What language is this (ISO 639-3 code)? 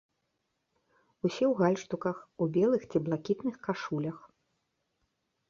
bel